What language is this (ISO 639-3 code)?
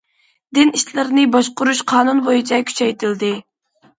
uig